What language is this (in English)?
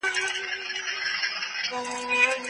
Pashto